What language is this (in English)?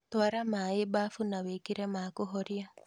Kikuyu